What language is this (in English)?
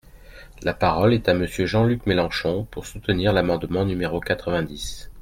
French